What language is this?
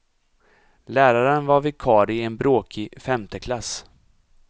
Swedish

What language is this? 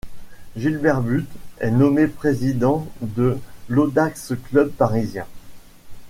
French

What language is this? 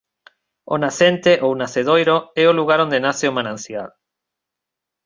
Galician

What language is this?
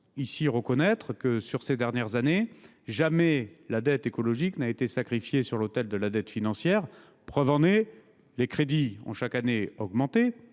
French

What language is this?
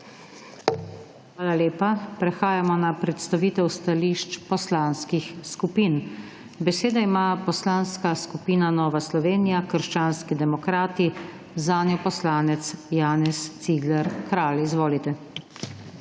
Slovenian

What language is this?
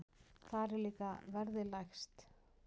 Icelandic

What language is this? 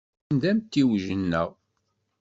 Kabyle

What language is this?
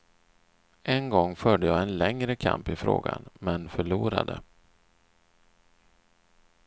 Swedish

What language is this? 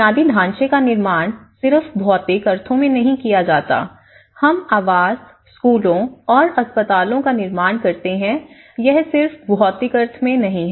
Hindi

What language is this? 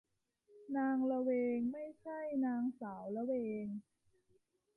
Thai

